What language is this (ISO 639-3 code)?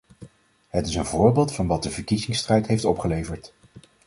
nld